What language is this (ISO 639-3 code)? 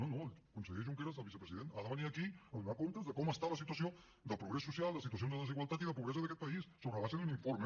cat